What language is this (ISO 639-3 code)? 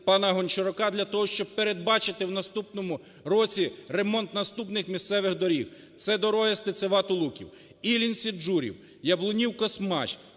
ukr